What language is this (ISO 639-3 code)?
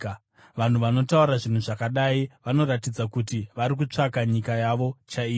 sna